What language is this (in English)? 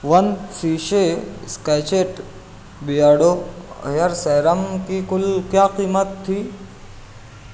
Urdu